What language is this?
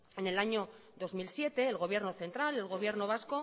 Spanish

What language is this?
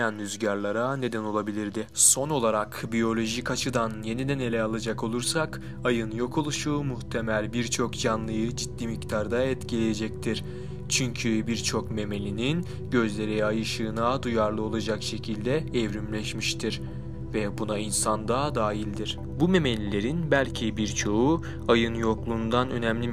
Turkish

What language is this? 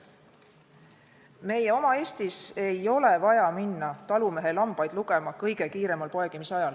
Estonian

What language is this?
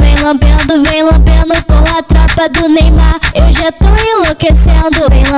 Portuguese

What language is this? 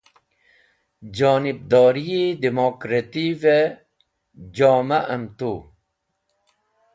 Wakhi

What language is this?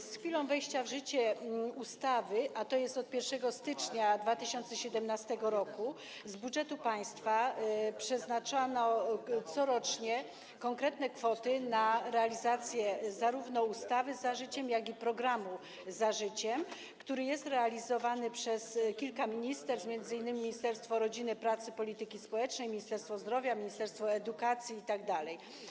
Polish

